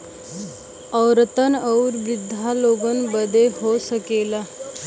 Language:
Bhojpuri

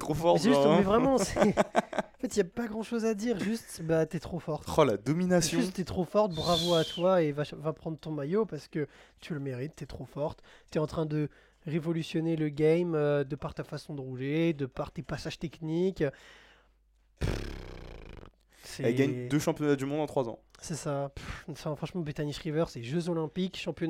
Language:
French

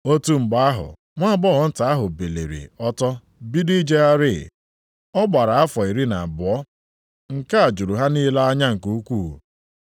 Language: Igbo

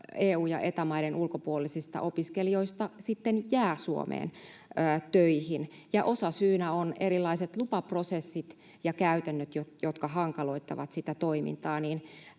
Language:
Finnish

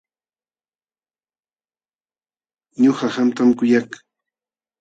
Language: Jauja Wanca Quechua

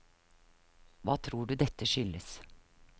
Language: Norwegian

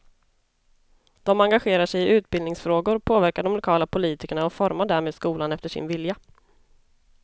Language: Swedish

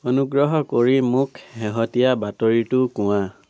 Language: Assamese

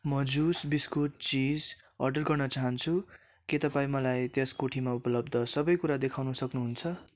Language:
Nepali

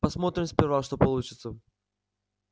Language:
Russian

